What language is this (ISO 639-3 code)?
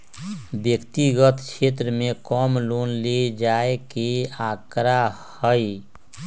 mag